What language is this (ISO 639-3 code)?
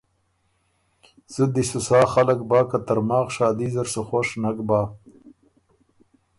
oru